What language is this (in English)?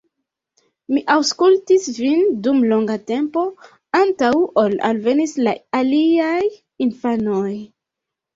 Esperanto